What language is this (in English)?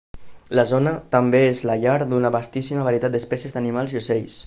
Catalan